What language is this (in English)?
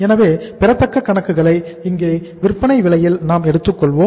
Tamil